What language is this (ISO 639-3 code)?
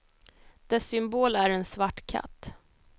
swe